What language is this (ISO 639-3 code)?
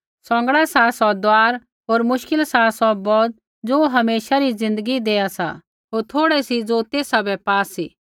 kfx